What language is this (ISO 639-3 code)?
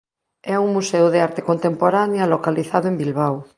glg